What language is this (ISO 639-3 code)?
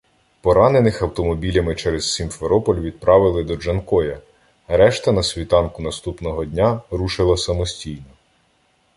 ukr